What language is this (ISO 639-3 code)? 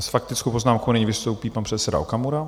ces